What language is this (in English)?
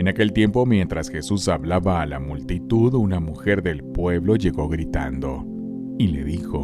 Spanish